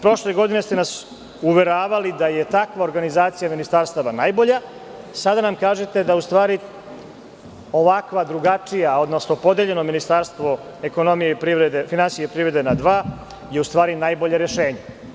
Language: Serbian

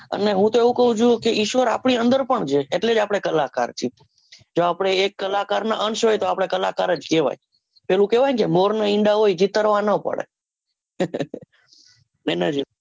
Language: Gujarati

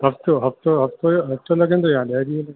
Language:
Sindhi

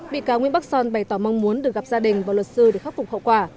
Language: Vietnamese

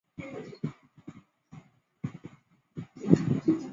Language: Chinese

